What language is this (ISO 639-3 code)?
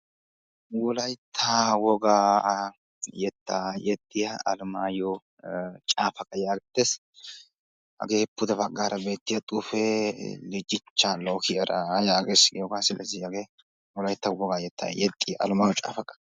wal